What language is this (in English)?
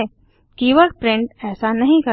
Hindi